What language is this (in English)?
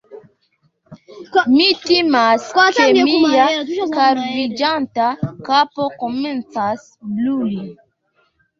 Esperanto